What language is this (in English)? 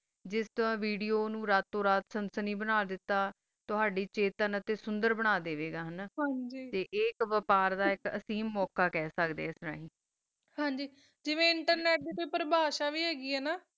Punjabi